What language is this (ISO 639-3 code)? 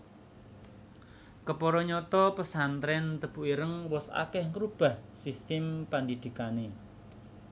jav